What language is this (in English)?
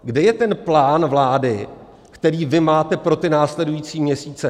Czech